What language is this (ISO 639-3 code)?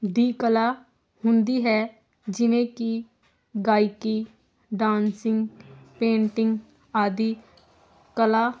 pan